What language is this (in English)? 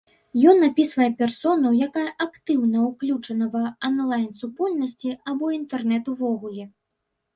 Belarusian